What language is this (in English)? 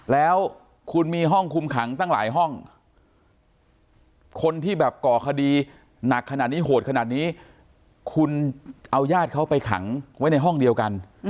Thai